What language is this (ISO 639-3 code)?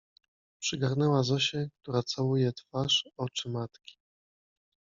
pol